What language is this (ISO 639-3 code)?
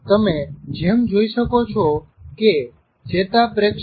guj